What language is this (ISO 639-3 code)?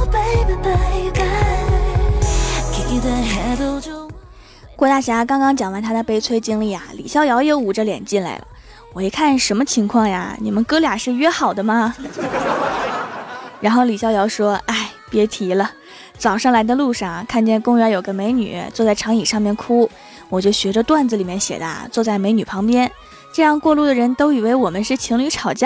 zho